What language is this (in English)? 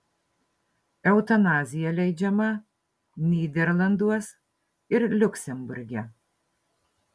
Lithuanian